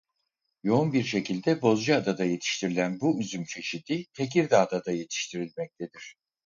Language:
Turkish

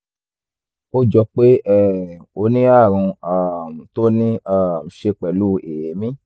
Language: Yoruba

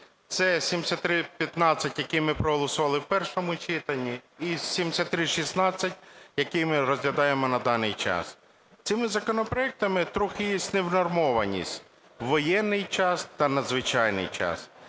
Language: Ukrainian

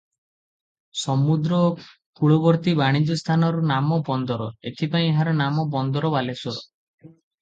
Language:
Odia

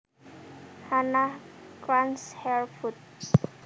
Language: Javanese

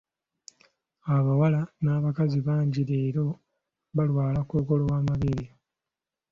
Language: Ganda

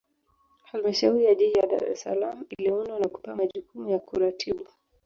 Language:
Swahili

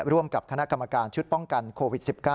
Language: Thai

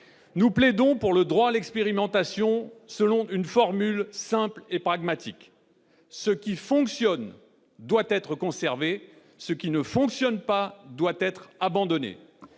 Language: French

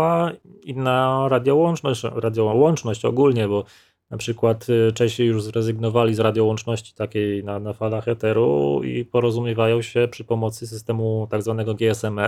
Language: Polish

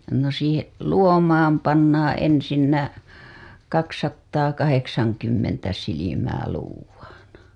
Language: Finnish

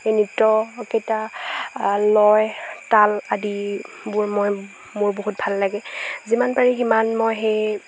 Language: Assamese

